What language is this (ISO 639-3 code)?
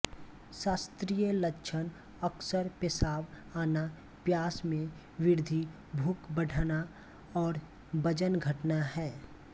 hin